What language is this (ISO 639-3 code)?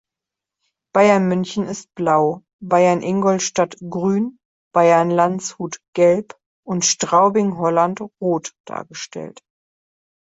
deu